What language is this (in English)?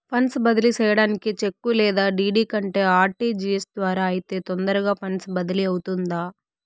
Telugu